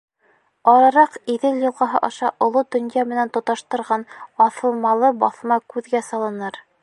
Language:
Bashkir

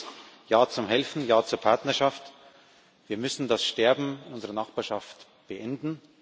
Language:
German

